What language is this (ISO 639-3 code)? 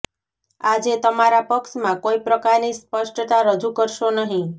guj